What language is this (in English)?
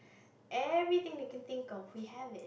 English